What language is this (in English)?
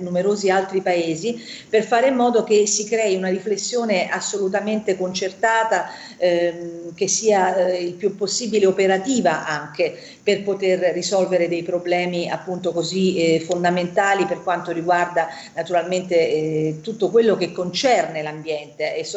Italian